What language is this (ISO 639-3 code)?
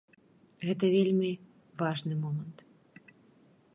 bel